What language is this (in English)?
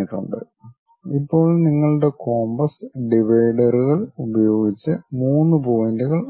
Malayalam